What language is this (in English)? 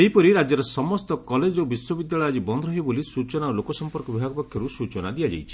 Odia